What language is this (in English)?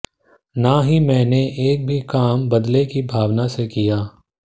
Hindi